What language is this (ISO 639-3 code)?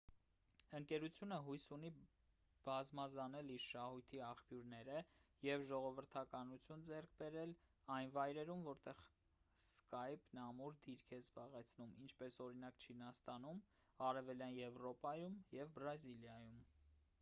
hye